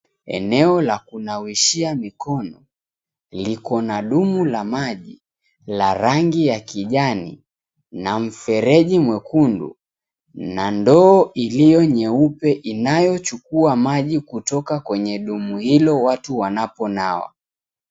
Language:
Swahili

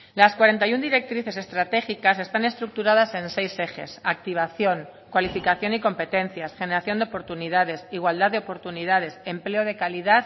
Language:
Spanish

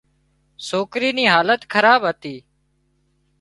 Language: Wadiyara Koli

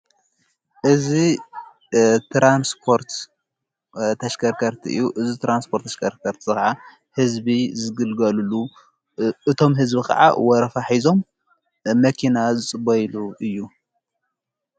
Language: Tigrinya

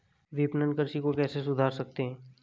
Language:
Hindi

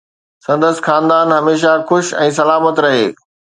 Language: Sindhi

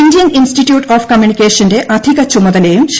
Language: Malayalam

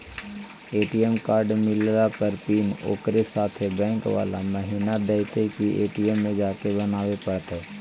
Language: Magahi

